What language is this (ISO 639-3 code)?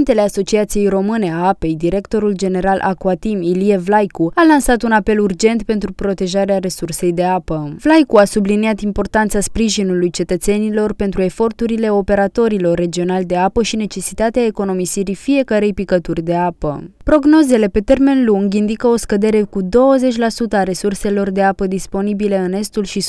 ron